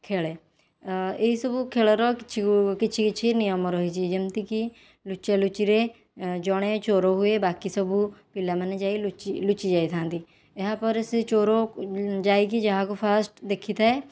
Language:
Odia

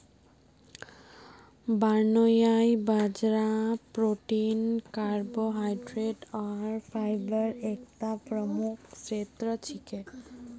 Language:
Magahi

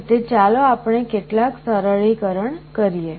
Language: Gujarati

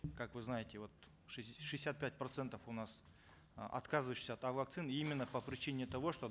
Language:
Kazakh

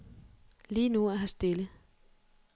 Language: Danish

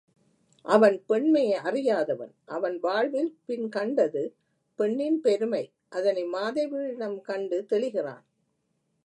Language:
Tamil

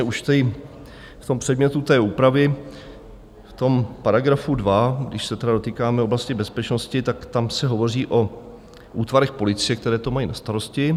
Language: Czech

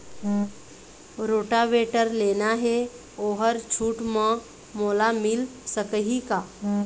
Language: Chhattisgarhi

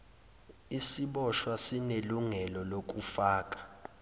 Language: Zulu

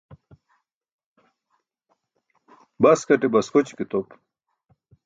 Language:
Burushaski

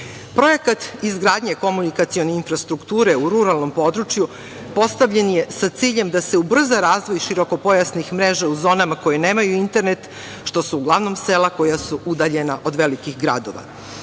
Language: Serbian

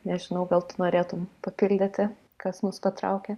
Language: Lithuanian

